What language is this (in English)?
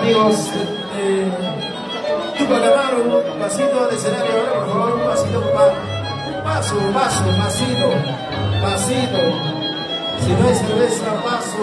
Spanish